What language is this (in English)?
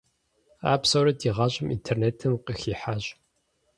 Kabardian